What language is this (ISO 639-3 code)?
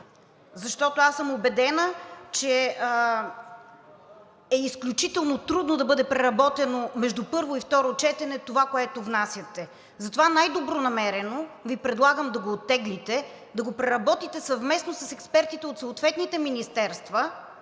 bul